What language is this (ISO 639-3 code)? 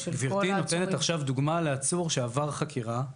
heb